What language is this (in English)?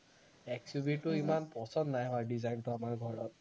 Assamese